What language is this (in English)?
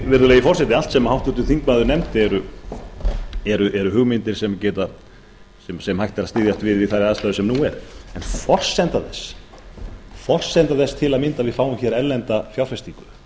Icelandic